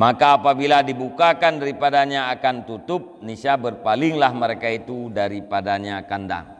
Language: Malay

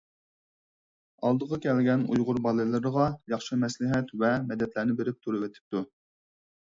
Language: Uyghur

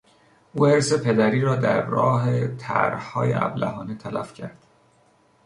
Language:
Persian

